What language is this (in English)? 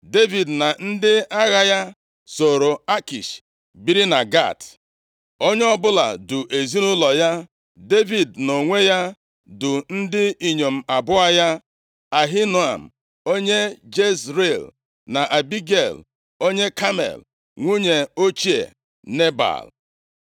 Igbo